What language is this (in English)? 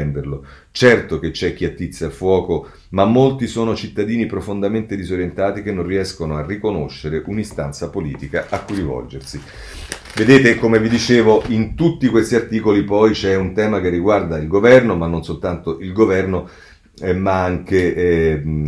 Italian